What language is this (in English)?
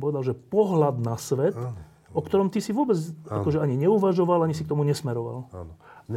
Slovak